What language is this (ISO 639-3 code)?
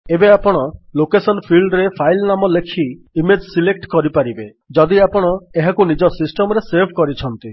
ori